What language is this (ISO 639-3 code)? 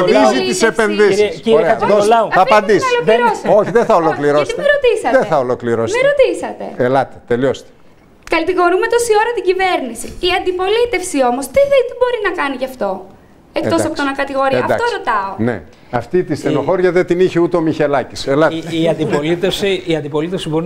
ell